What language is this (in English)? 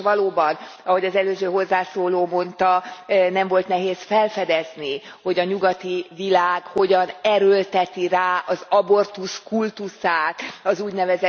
Hungarian